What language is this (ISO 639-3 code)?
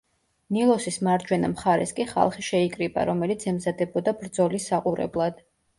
kat